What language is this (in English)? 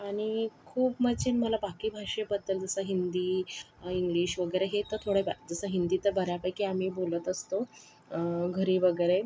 Marathi